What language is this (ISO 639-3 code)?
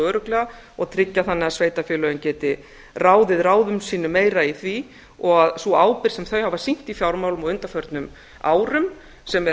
isl